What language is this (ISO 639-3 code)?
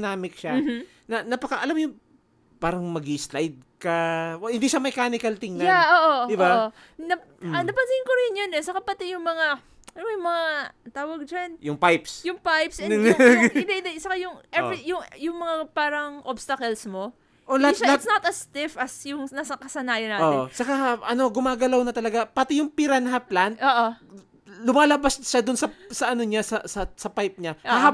fil